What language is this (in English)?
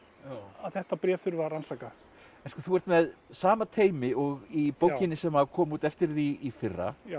Icelandic